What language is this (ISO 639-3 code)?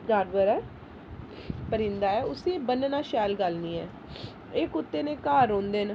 doi